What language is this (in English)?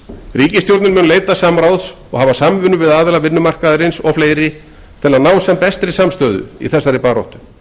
Icelandic